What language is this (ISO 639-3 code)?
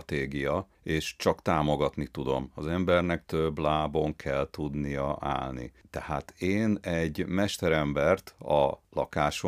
hun